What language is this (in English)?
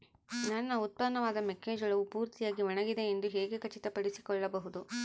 Kannada